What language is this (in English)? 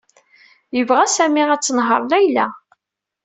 Kabyle